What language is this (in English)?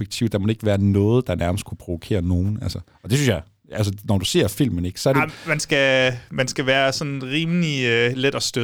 Danish